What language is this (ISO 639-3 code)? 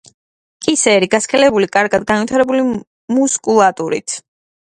kat